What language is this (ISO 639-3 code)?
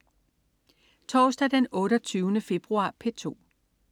dan